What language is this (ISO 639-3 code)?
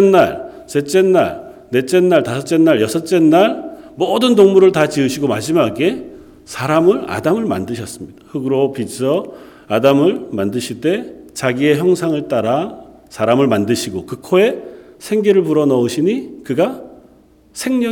kor